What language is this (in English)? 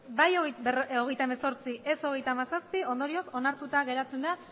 Basque